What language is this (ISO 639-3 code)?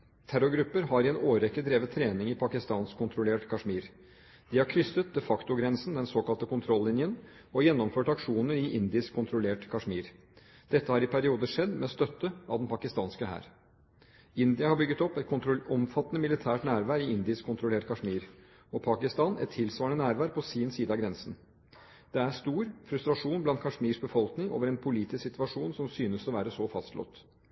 nob